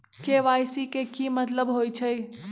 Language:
Magahi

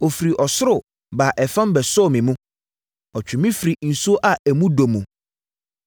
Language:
Akan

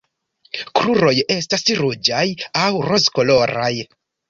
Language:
Esperanto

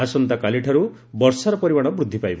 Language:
Odia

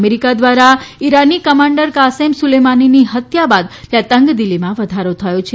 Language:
Gujarati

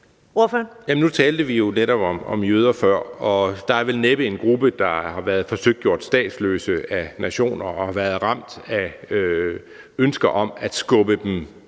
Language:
Danish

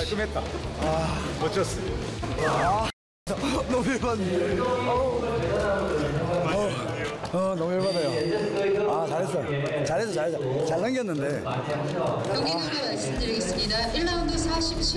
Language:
Korean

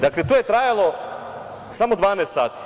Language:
Serbian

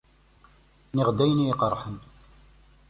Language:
Kabyle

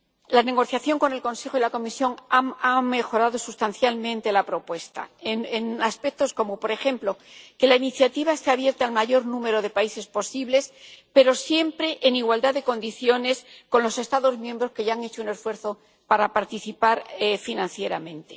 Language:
Spanish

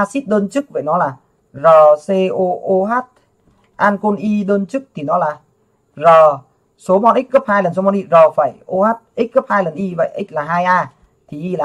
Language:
Vietnamese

